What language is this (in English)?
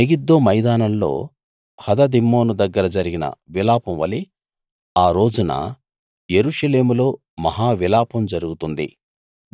Telugu